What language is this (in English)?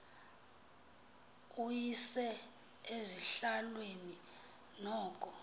Xhosa